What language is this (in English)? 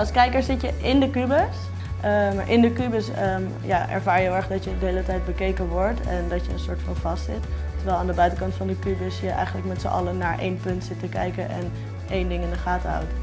Dutch